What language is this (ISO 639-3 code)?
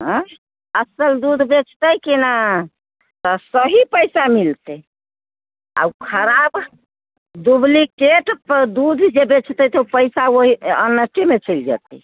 mai